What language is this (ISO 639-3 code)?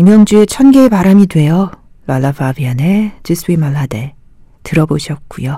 kor